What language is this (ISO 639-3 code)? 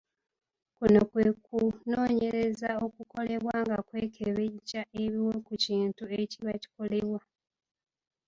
lug